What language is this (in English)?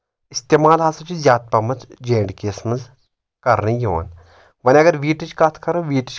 Kashmiri